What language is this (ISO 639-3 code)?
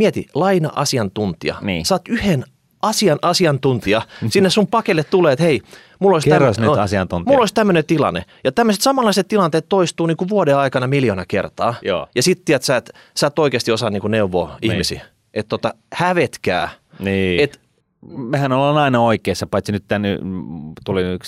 fin